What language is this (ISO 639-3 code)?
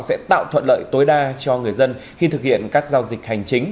vie